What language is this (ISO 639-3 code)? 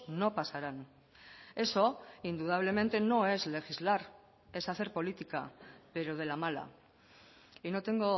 spa